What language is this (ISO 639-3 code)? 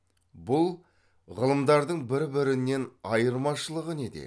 kaz